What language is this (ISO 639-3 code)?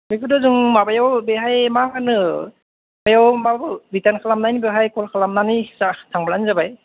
brx